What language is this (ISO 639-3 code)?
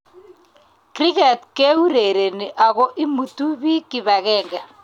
kln